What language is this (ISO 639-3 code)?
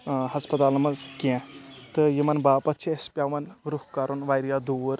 kas